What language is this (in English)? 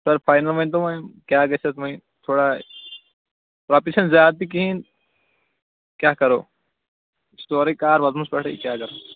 Kashmiri